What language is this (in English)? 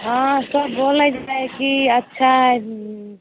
Maithili